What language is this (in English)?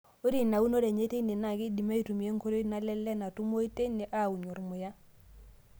Masai